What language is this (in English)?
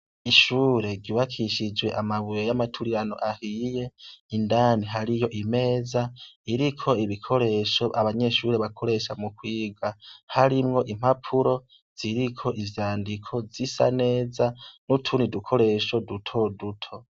Rundi